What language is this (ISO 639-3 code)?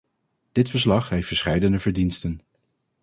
nld